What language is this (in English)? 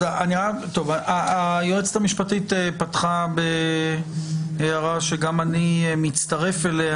Hebrew